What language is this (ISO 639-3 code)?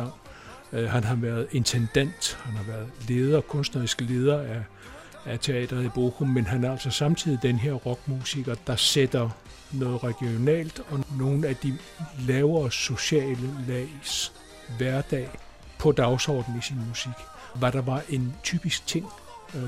dan